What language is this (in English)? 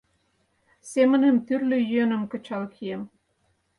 Mari